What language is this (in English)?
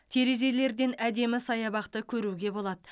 Kazakh